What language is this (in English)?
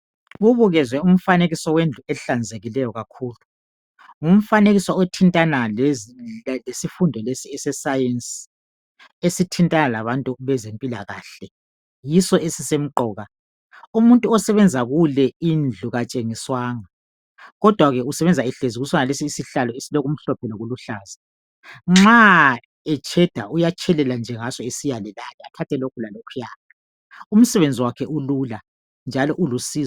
North Ndebele